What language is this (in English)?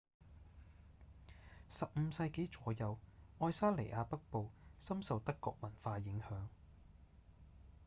Cantonese